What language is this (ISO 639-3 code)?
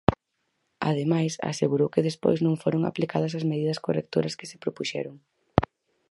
glg